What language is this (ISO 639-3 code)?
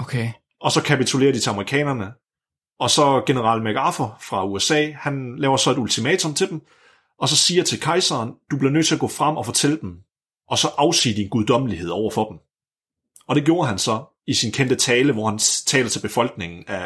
dan